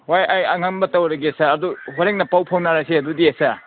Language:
Manipuri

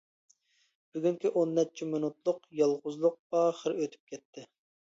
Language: Uyghur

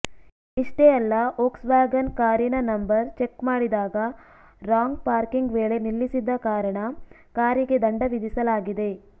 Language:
Kannada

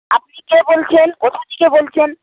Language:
Bangla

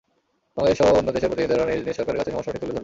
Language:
Bangla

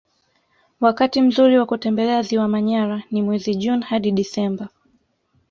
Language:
Swahili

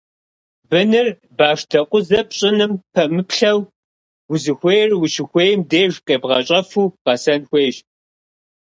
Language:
Kabardian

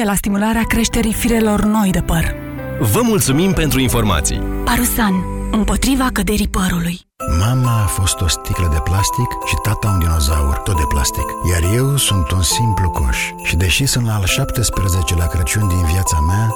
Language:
Romanian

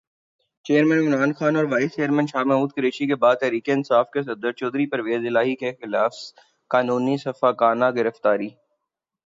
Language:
Urdu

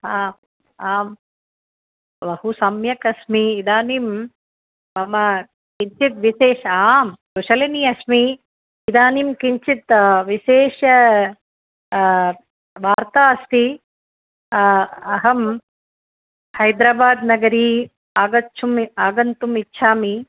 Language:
Sanskrit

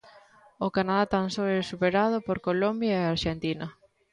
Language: Galician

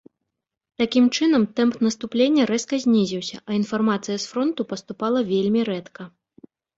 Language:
Belarusian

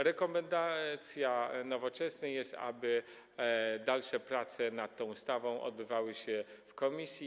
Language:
Polish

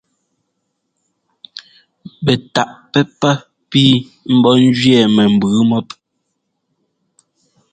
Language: Ngomba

